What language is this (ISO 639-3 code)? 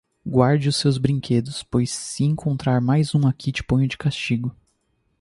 por